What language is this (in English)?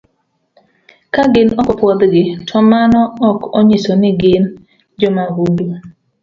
Luo (Kenya and Tanzania)